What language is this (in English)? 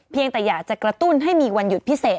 Thai